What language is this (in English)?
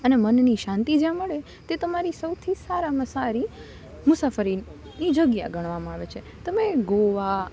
Gujarati